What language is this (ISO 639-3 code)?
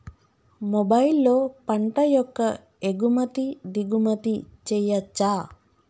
tel